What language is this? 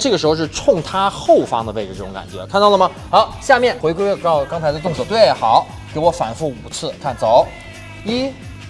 Chinese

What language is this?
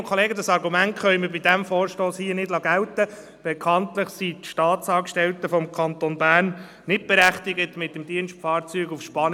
Swiss German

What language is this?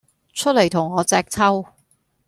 Cantonese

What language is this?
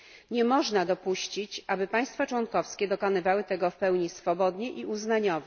Polish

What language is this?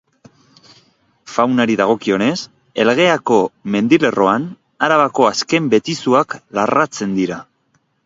Basque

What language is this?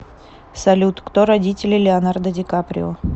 Russian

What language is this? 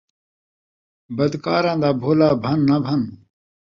Saraiki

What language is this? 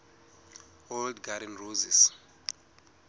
Southern Sotho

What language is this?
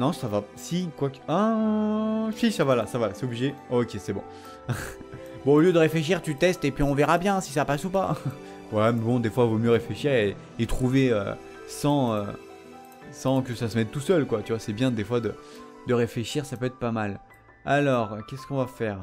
French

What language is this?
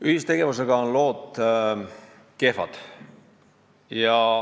Estonian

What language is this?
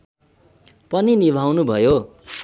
Nepali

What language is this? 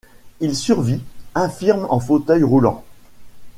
French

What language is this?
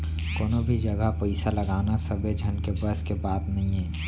Chhattisgarhi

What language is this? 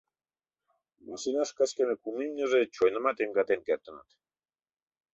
Mari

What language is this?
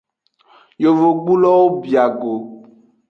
Aja (Benin)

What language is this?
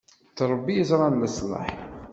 Kabyle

